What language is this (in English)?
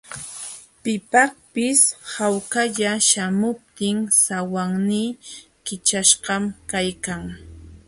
Jauja Wanca Quechua